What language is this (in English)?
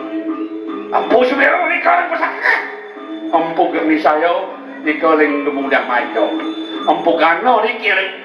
Thai